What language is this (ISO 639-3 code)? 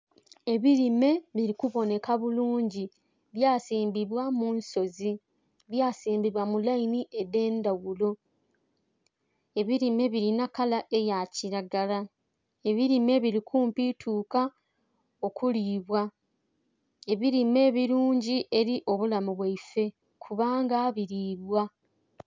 xog